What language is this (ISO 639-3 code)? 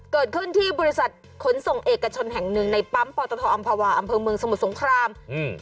tha